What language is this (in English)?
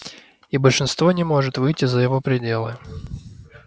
Russian